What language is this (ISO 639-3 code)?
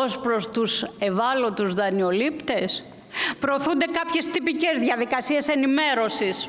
ell